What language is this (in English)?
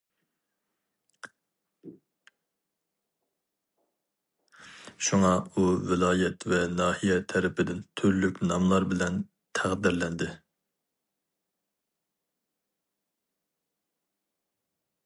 Uyghur